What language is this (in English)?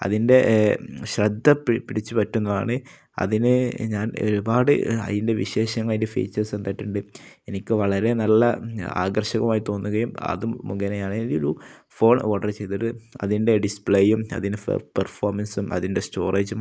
Malayalam